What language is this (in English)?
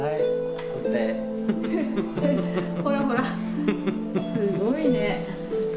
Japanese